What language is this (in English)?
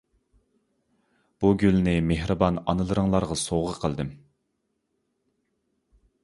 Uyghur